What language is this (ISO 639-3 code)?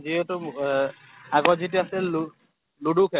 asm